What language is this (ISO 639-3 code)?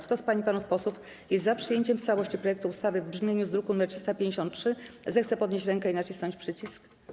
pol